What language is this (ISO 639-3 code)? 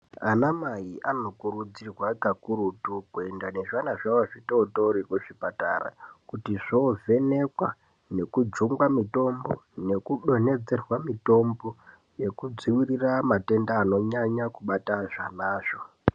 ndc